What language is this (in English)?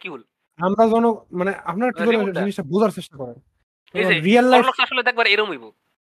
Bangla